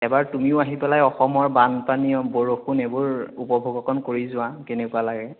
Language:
Assamese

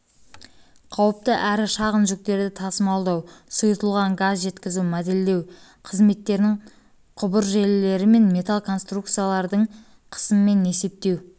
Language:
Kazakh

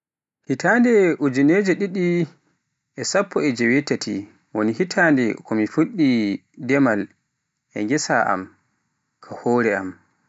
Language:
Pular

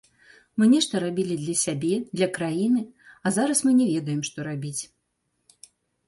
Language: Belarusian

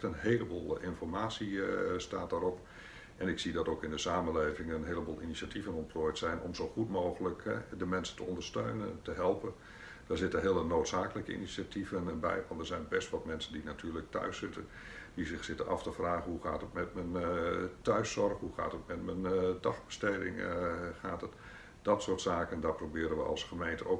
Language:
Dutch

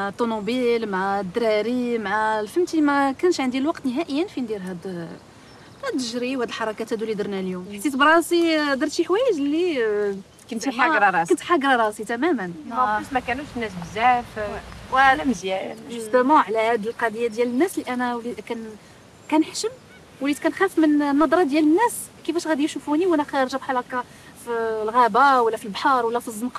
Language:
Arabic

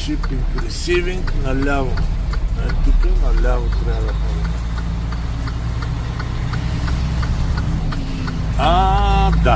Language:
Bulgarian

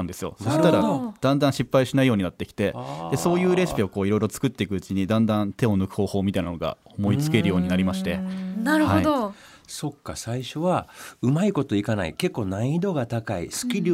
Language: Japanese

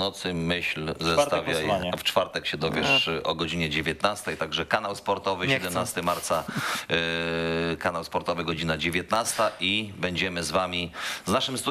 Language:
Polish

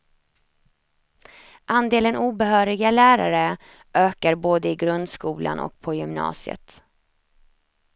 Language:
Swedish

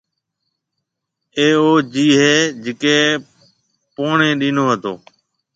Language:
Marwari (Pakistan)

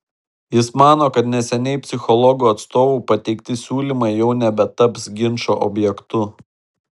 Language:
Lithuanian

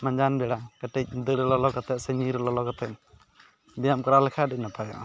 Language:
Santali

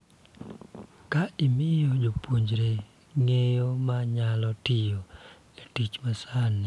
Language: Luo (Kenya and Tanzania)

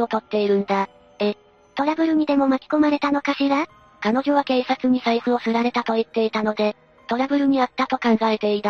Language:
Japanese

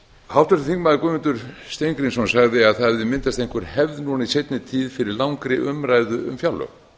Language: Icelandic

